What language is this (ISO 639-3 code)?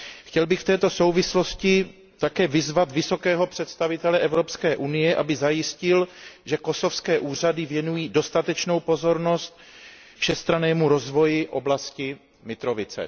ces